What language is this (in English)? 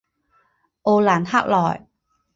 Chinese